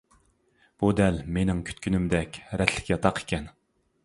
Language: Uyghur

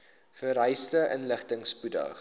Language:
Afrikaans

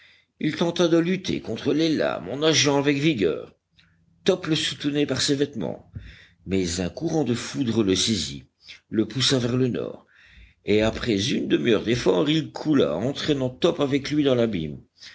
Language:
French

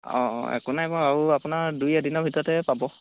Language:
Assamese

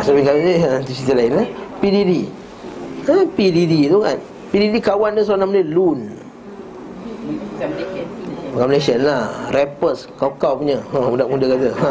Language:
Malay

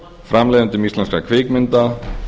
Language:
Icelandic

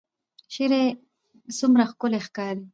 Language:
Pashto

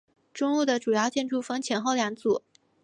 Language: Chinese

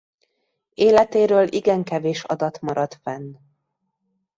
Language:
Hungarian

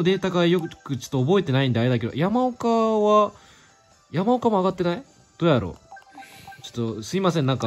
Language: Japanese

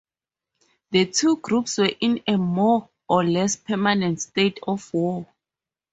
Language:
English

